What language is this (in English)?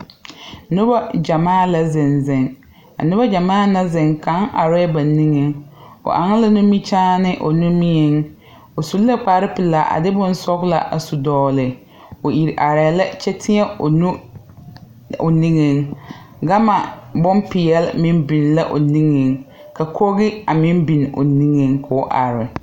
Southern Dagaare